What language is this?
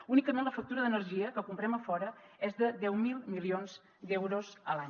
Catalan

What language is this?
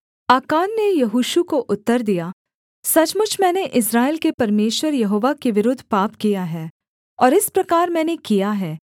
Hindi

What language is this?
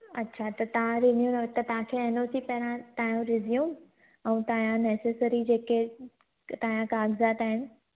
Sindhi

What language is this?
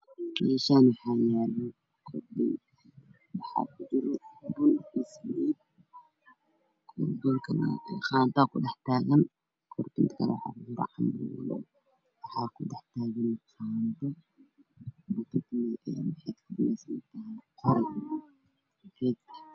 Somali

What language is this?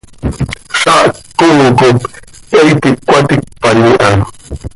Seri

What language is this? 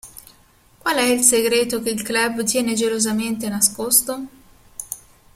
Italian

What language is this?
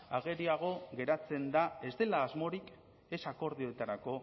Basque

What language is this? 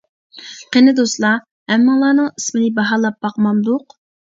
Uyghur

